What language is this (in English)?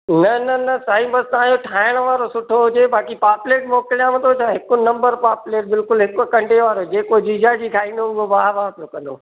Sindhi